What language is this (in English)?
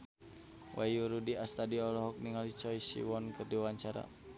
Sundanese